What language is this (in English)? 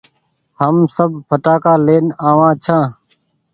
Goaria